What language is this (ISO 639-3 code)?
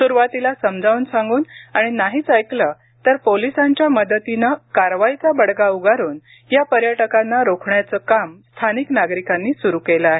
mar